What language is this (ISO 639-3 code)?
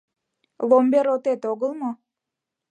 chm